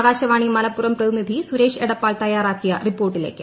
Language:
Malayalam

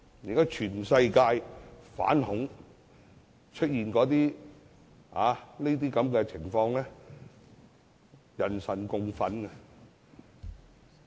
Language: Cantonese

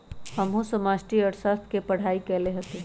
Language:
Magahi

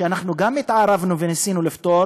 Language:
Hebrew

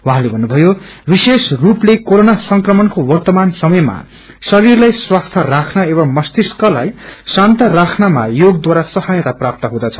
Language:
Nepali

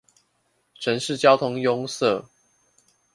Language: Chinese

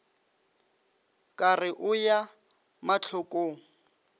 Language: Northern Sotho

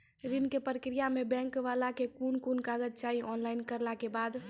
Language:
Maithili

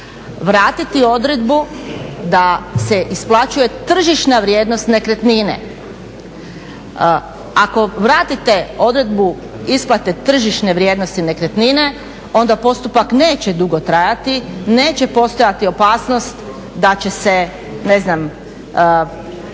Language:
Croatian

